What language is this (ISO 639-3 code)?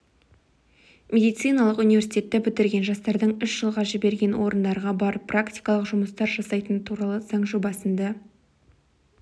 kaz